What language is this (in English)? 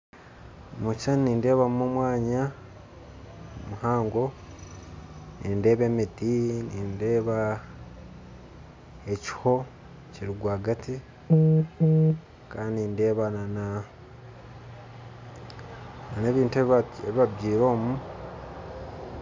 Nyankole